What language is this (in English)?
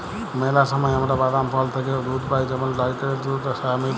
Bangla